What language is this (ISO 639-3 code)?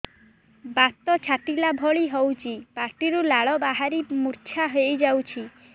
ori